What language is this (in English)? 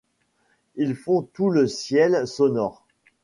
French